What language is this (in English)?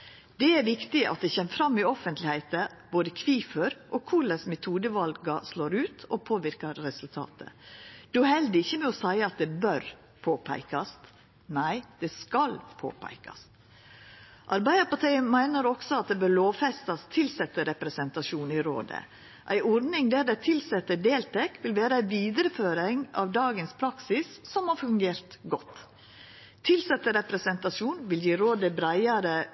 Norwegian Nynorsk